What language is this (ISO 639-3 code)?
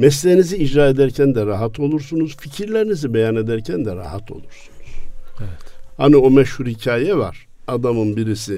tur